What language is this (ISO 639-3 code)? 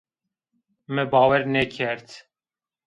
zza